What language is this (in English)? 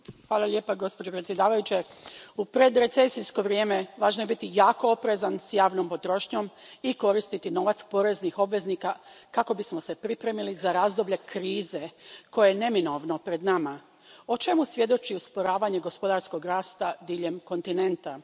Croatian